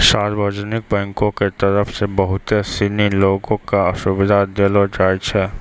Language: Maithili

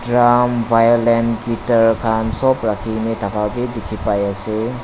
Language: Naga Pidgin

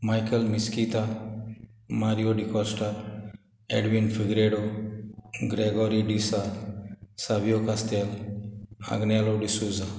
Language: Konkani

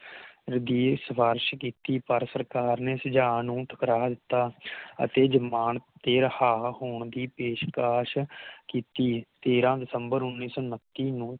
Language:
Punjabi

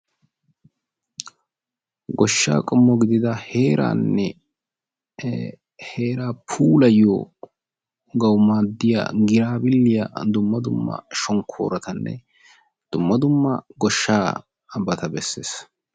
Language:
Wolaytta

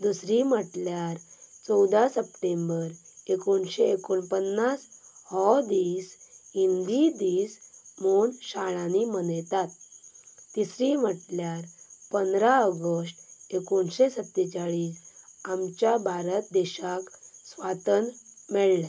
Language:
Konkani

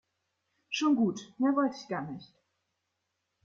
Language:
German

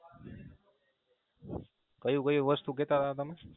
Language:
Gujarati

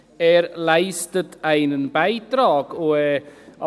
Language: Swiss German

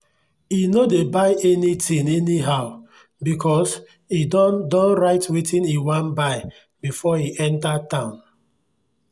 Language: Nigerian Pidgin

